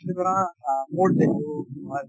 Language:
Assamese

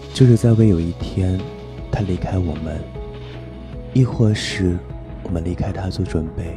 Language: Chinese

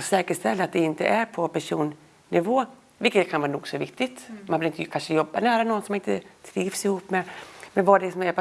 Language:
Swedish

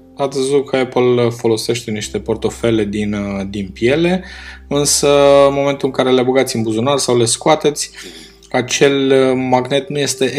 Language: Romanian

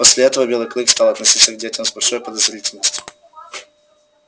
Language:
Russian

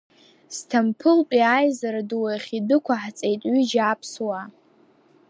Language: Abkhazian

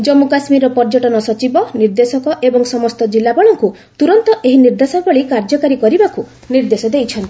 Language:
Odia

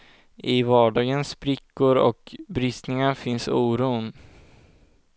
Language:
Swedish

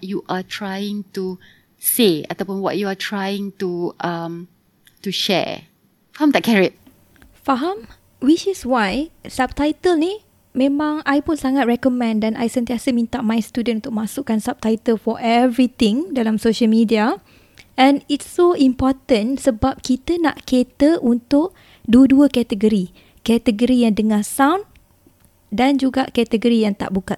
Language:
Malay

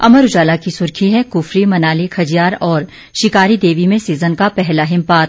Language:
Hindi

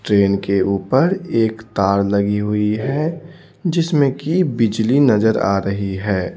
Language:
Hindi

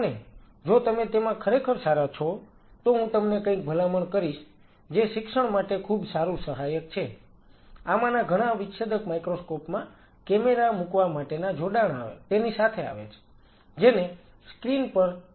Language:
Gujarati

